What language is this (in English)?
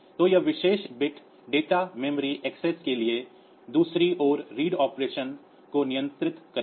Hindi